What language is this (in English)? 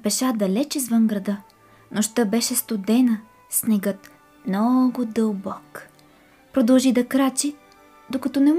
Bulgarian